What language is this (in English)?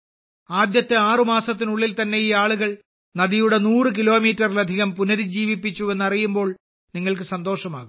Malayalam